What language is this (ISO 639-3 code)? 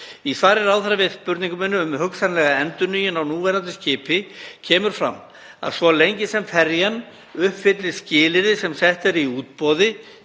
isl